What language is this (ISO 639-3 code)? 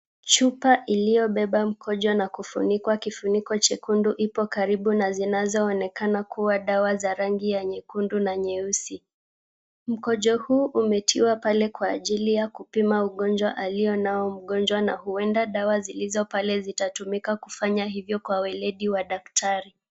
swa